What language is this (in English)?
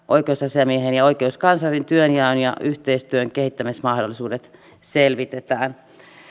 Finnish